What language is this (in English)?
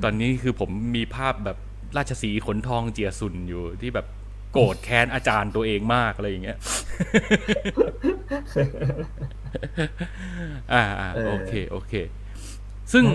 Thai